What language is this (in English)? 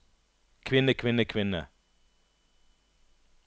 Norwegian